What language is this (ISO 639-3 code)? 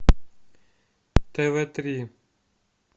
rus